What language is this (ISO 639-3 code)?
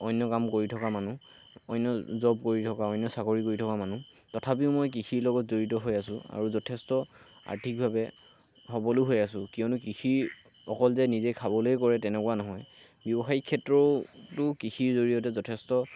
asm